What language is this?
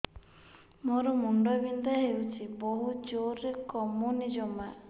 Odia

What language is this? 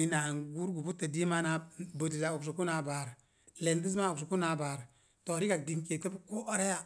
Mom Jango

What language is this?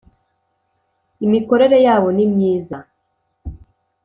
Kinyarwanda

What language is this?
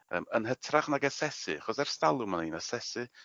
Welsh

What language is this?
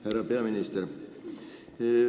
Estonian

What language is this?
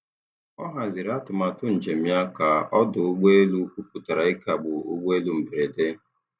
Igbo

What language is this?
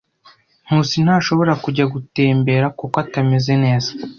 Kinyarwanda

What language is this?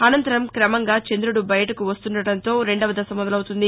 Telugu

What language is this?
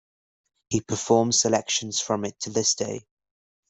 English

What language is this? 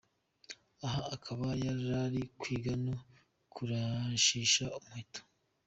Kinyarwanda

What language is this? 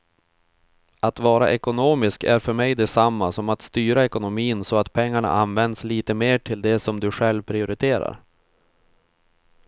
Swedish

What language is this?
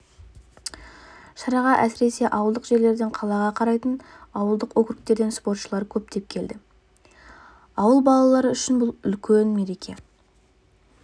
Kazakh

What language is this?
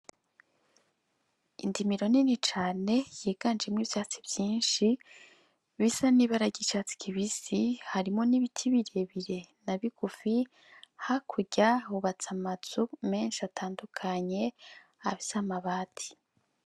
Rundi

